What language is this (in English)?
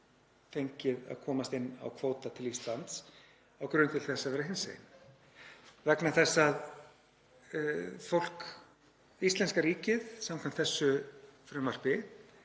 Icelandic